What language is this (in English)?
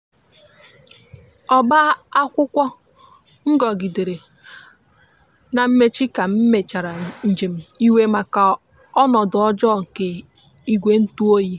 Igbo